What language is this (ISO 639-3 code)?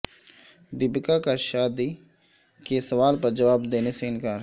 urd